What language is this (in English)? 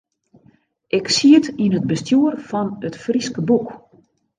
Western Frisian